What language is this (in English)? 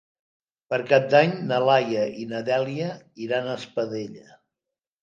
Catalan